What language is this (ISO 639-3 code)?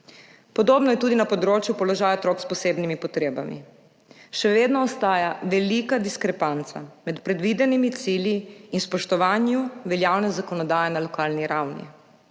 slv